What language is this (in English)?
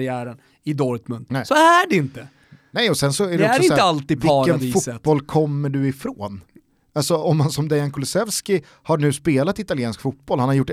Swedish